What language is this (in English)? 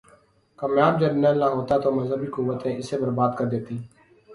Urdu